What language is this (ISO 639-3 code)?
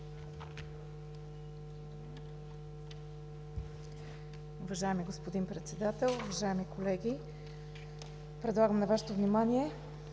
bul